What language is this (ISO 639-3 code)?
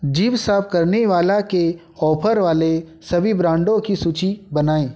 hin